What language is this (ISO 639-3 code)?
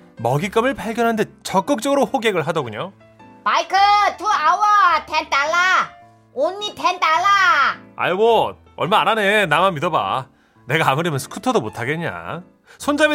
kor